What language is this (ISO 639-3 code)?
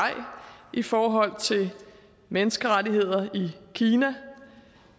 dan